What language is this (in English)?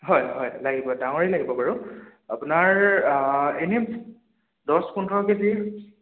Assamese